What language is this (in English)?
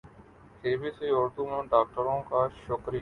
Urdu